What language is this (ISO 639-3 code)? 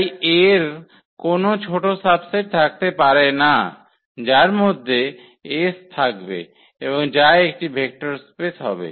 ben